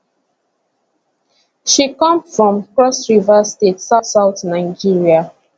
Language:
Nigerian Pidgin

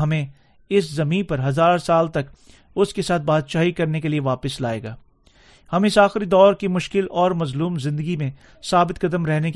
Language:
Urdu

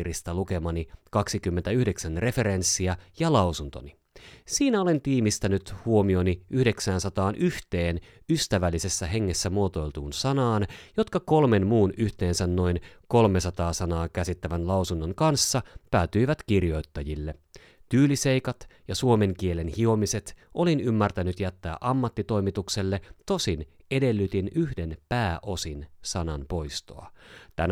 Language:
Finnish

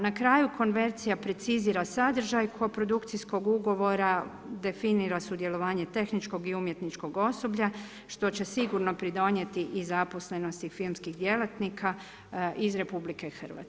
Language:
Croatian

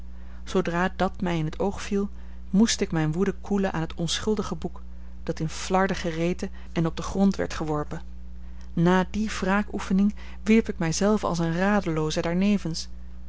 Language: Dutch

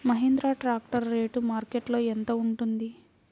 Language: Telugu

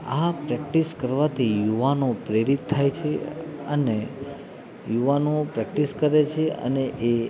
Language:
Gujarati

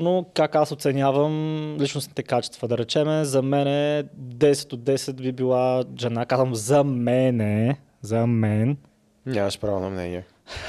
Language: Bulgarian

